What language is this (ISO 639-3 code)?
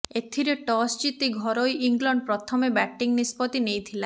ori